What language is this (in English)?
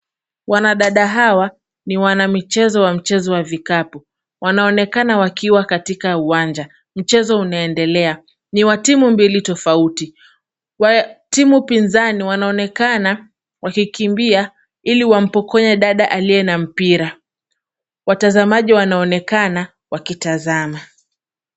Swahili